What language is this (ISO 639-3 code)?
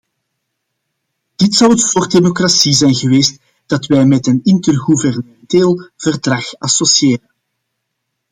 nld